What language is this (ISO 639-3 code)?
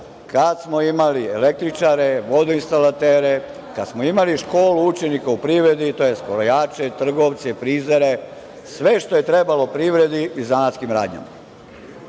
srp